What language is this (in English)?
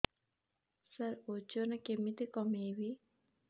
Odia